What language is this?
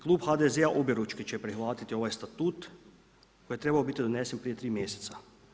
Croatian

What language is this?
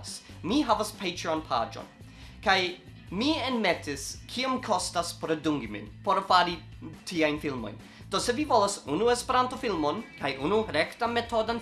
Italian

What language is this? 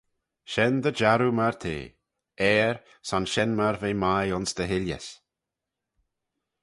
Manx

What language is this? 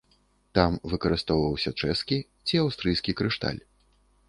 Belarusian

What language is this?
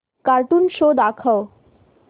Marathi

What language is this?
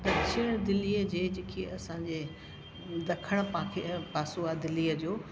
Sindhi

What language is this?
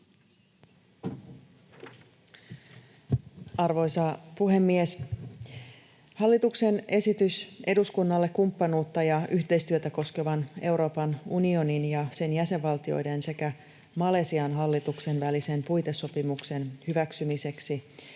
Finnish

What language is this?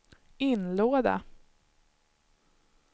Swedish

